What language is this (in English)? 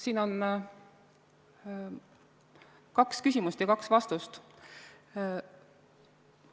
Estonian